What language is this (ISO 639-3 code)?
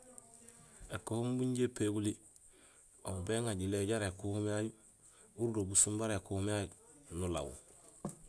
gsl